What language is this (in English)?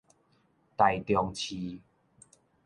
Min Nan Chinese